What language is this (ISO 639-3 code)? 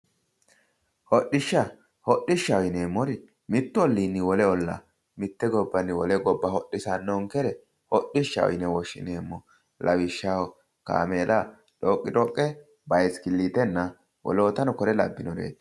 sid